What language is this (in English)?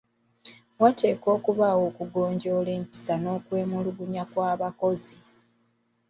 Ganda